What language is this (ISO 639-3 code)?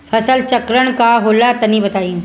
bho